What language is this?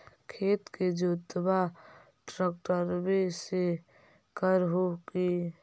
Magahi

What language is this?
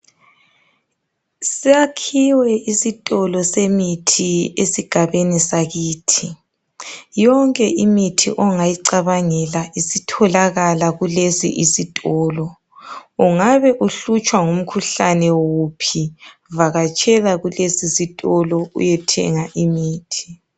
North Ndebele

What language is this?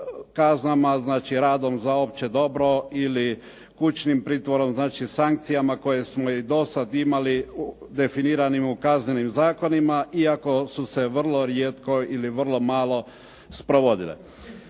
Croatian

